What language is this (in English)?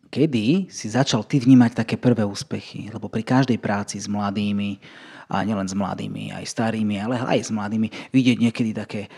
Slovak